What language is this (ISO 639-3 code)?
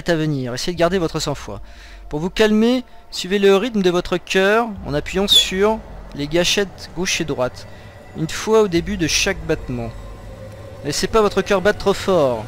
fra